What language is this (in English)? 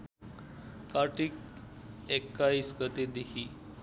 Nepali